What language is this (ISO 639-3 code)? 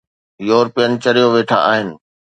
snd